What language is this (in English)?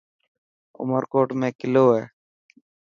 Dhatki